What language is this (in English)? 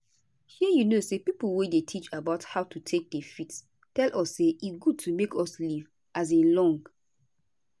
Nigerian Pidgin